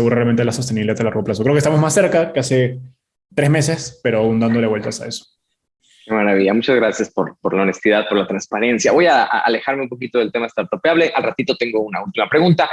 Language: Spanish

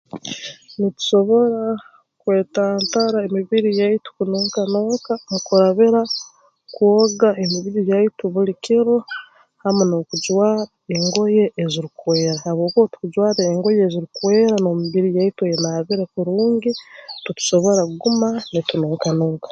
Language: Tooro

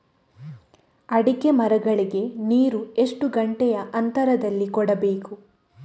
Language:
Kannada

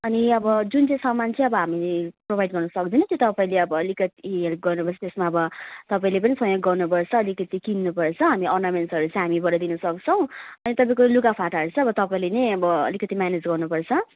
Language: Nepali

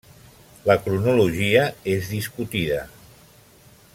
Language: Catalan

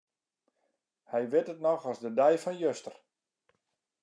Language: Western Frisian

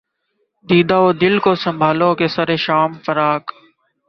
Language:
Urdu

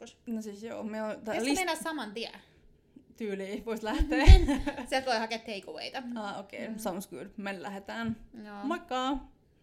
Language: Finnish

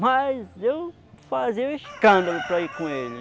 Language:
Portuguese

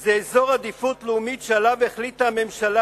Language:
Hebrew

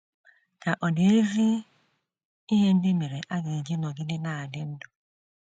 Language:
Igbo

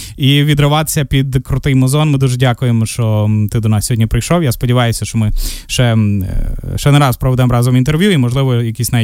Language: Ukrainian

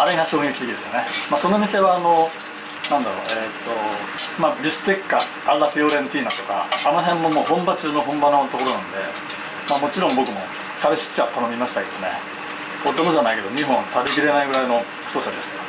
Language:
Japanese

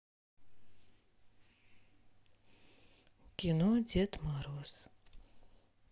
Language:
Russian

